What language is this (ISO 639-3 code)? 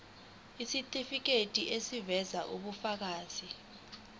zul